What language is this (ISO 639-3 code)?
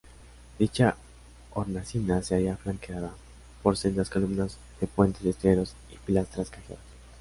spa